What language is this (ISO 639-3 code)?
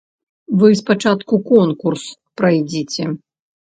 bel